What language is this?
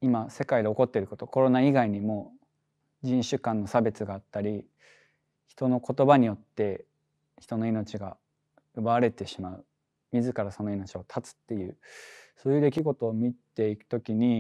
Japanese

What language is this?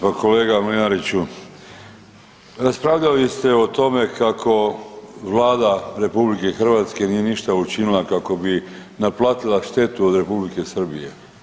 Croatian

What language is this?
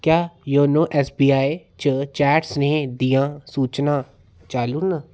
Dogri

